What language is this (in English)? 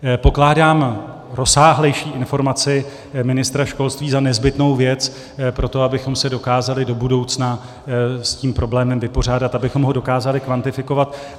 Czech